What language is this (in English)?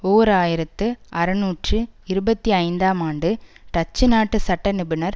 Tamil